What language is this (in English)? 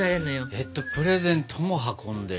Japanese